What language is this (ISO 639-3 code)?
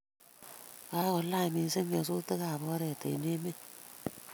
kln